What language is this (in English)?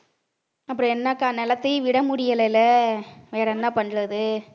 Tamil